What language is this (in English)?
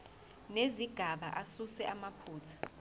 Zulu